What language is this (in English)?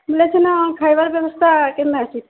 Odia